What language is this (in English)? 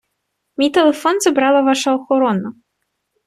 Ukrainian